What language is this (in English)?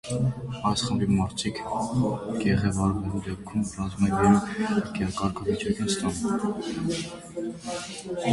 Armenian